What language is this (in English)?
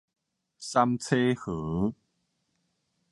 Min Nan Chinese